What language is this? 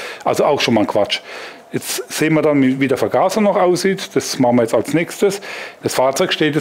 German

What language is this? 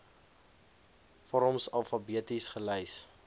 Afrikaans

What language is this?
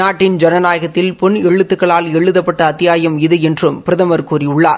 Tamil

